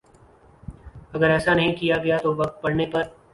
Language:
Urdu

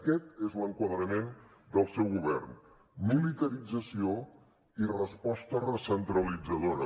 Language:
Catalan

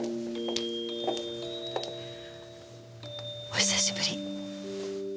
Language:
Japanese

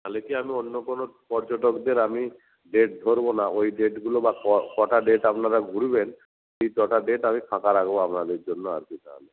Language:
Bangla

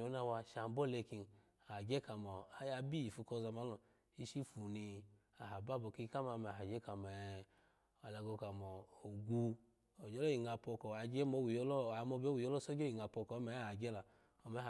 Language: Alago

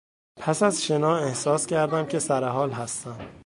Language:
Persian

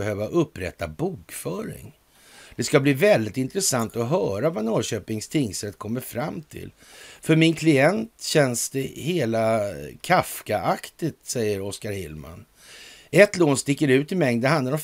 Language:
Swedish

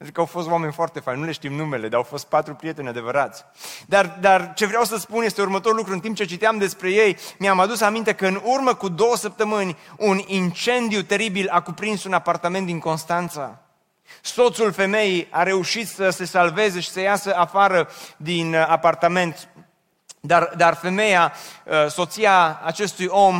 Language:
Romanian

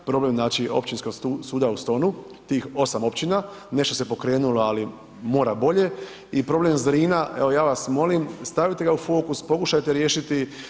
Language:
Croatian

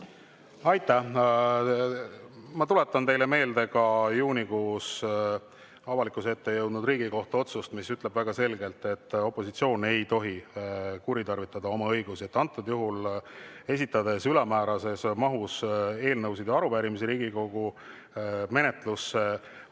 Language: Estonian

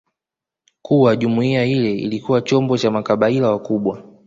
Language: Swahili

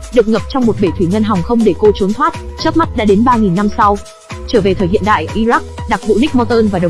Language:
Vietnamese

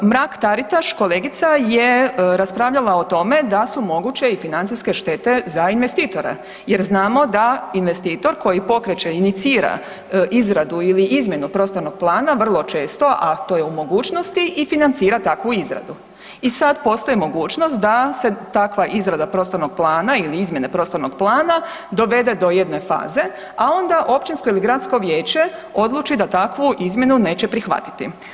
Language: Croatian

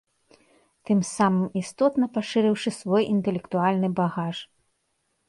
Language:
Belarusian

